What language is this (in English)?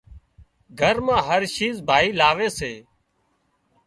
Wadiyara Koli